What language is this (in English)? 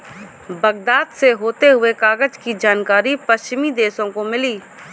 Hindi